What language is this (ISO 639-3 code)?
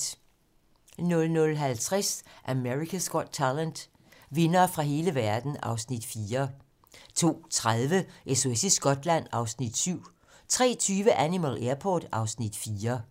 dan